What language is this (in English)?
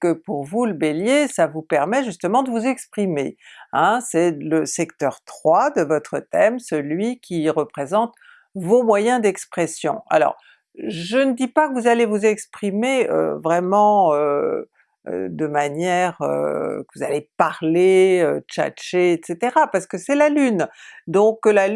French